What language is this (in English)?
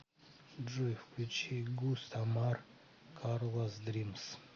Russian